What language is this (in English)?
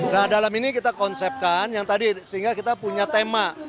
Indonesian